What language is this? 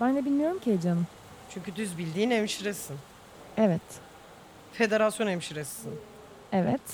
Turkish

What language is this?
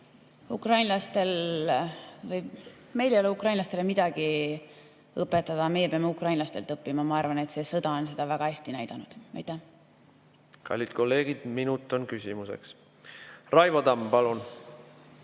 Estonian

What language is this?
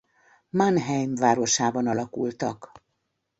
Hungarian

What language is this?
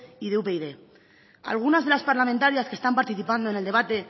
Spanish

